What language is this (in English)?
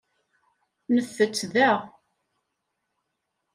Kabyle